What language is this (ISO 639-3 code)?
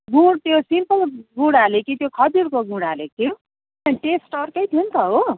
nep